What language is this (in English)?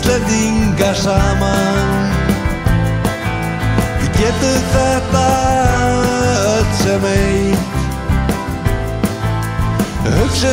Dutch